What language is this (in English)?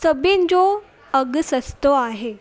Sindhi